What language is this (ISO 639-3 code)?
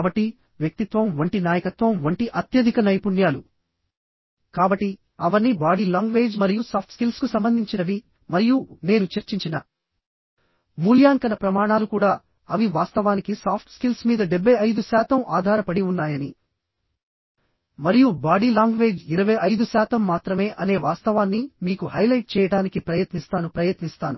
tel